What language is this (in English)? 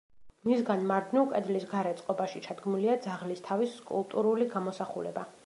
Georgian